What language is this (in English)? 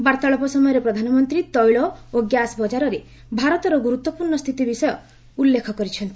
Odia